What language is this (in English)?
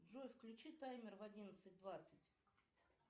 Russian